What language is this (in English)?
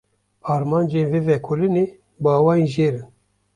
Kurdish